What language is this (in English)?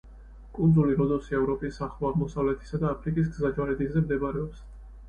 Georgian